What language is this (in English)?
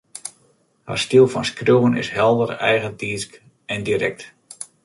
Western Frisian